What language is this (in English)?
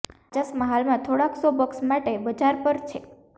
Gujarati